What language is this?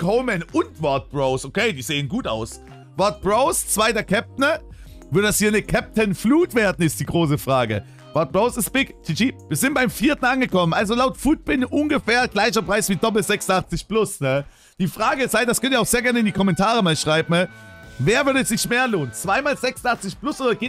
German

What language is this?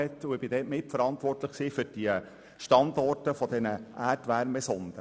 Swiss German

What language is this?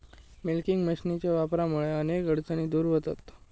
Marathi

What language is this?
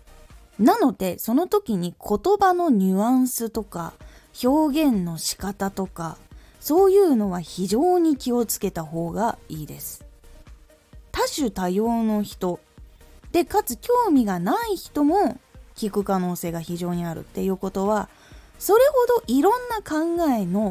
Japanese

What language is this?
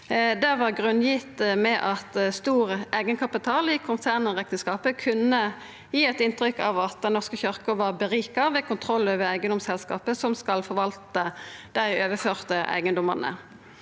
Norwegian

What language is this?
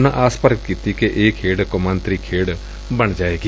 Punjabi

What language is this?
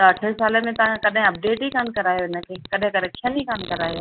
Sindhi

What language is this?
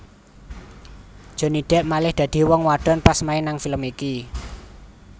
Javanese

